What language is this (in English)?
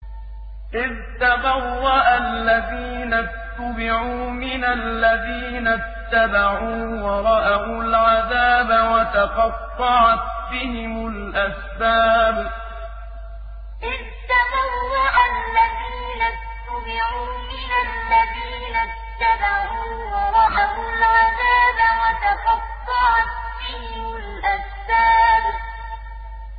Arabic